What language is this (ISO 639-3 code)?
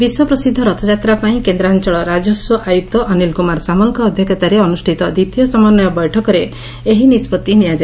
ori